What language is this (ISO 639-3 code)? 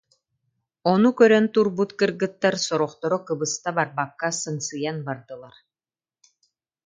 sah